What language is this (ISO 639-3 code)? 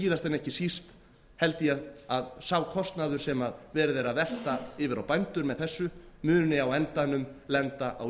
isl